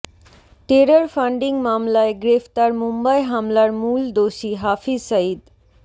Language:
Bangla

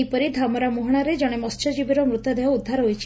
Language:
Odia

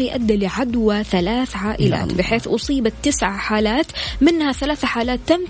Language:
Arabic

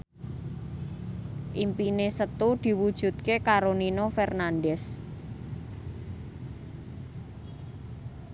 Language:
Javanese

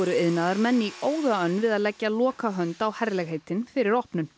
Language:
Icelandic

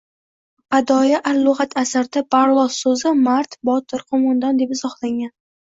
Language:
Uzbek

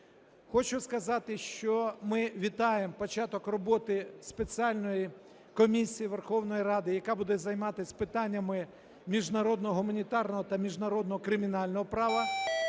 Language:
Ukrainian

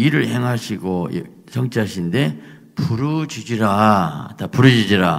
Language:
Korean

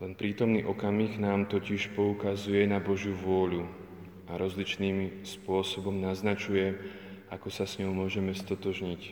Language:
Slovak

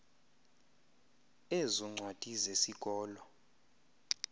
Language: Xhosa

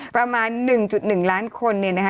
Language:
Thai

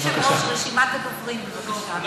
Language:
Hebrew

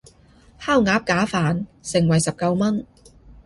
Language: Cantonese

